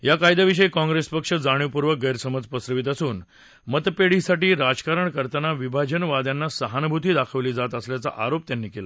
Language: Marathi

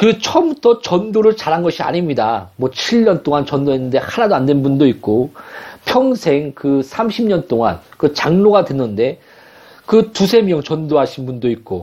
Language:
Korean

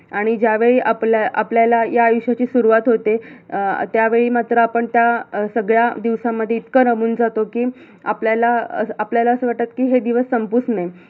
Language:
Marathi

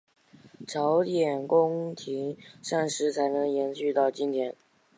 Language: Chinese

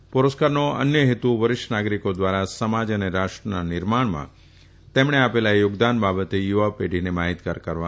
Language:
Gujarati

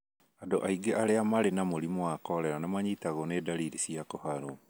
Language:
Kikuyu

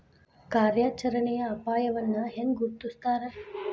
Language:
Kannada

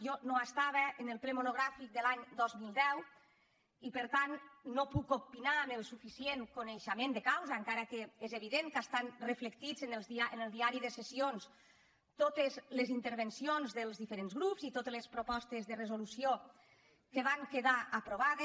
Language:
Catalan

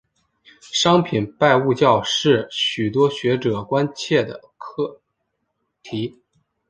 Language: Chinese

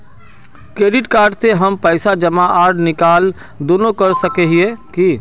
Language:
Magahi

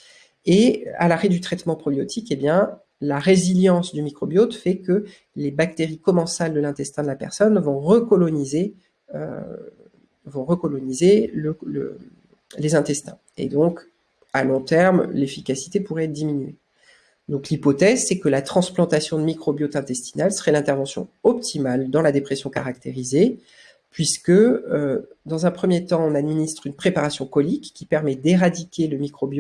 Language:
French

